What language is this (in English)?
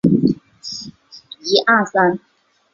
Chinese